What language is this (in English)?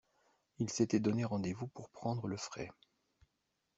French